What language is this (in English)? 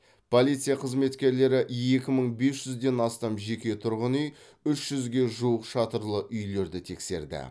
Kazakh